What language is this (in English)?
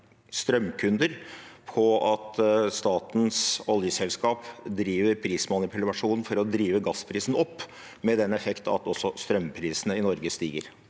Norwegian